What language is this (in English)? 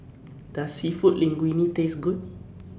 English